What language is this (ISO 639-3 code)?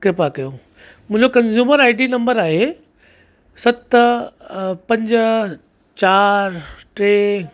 snd